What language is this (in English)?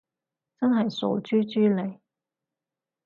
Cantonese